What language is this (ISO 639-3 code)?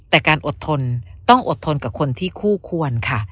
tha